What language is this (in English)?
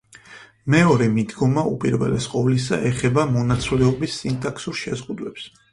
Georgian